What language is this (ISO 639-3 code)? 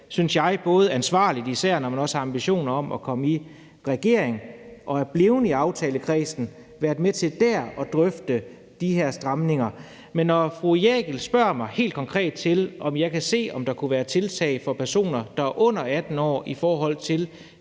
dan